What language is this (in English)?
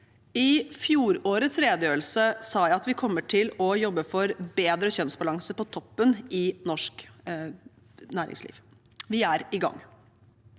Norwegian